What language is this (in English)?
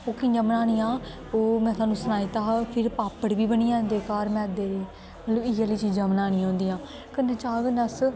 Dogri